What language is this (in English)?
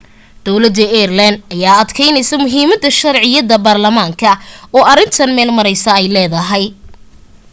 Somali